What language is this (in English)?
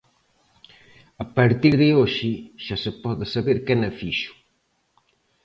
Galician